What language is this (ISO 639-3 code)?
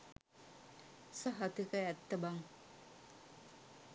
sin